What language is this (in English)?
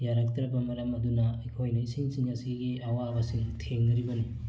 Manipuri